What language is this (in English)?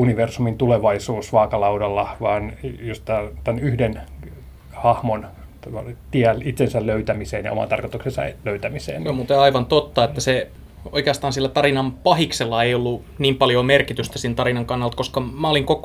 Finnish